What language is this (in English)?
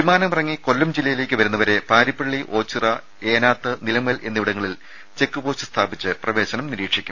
Malayalam